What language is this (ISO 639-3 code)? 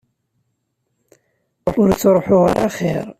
kab